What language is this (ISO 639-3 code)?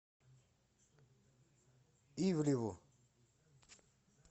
rus